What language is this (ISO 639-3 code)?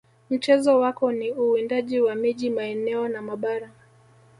swa